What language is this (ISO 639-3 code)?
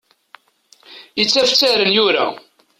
kab